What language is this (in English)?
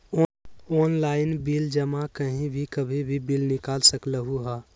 Magahi